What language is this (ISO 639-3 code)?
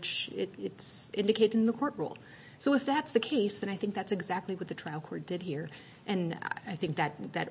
eng